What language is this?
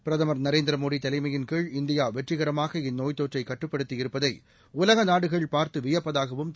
Tamil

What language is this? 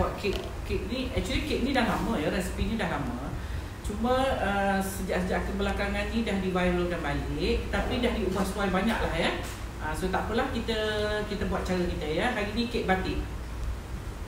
Malay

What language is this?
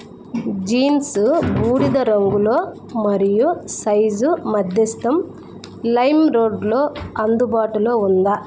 Telugu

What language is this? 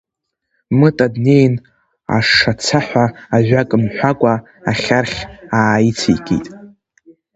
Abkhazian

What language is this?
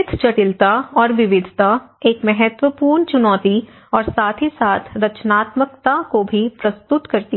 Hindi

